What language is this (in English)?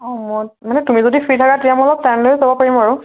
Assamese